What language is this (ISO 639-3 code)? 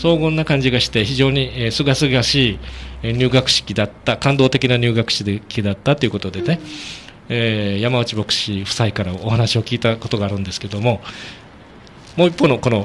jpn